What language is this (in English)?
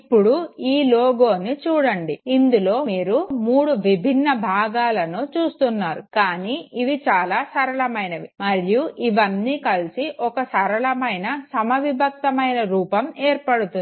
Telugu